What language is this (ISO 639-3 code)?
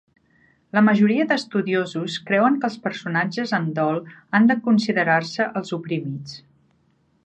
cat